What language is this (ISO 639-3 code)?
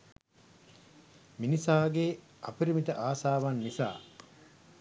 sin